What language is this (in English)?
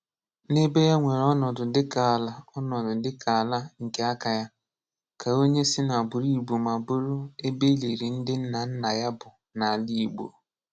Igbo